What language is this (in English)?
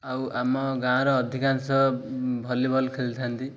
Odia